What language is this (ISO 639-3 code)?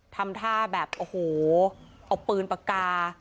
tha